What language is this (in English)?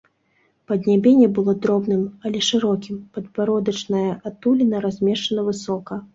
Belarusian